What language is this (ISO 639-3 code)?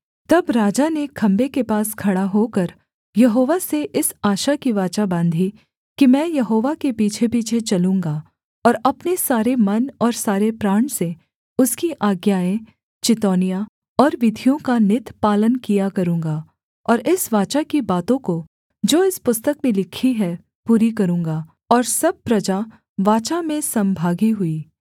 hin